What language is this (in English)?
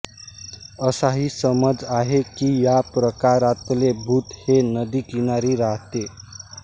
Marathi